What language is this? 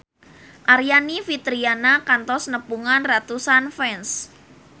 Sundanese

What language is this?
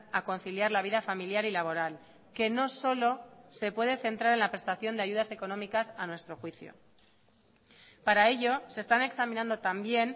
Spanish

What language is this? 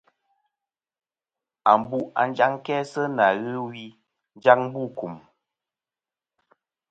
Kom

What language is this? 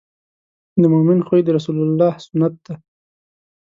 Pashto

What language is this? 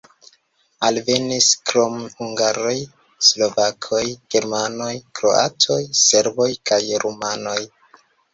Esperanto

